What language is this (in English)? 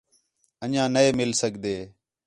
Khetrani